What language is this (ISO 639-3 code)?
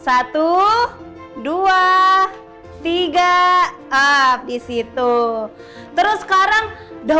ind